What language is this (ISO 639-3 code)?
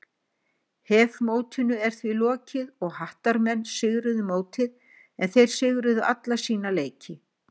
isl